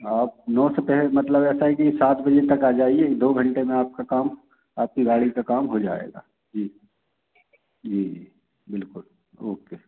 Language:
Hindi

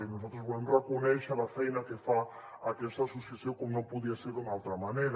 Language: Catalan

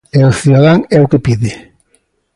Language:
Galician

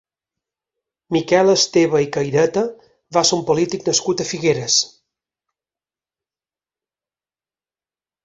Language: Catalan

